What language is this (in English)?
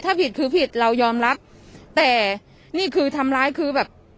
Thai